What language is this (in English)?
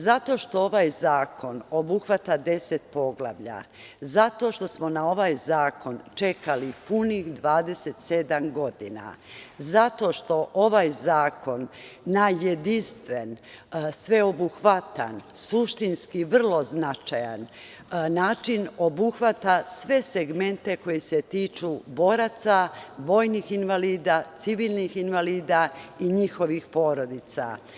Serbian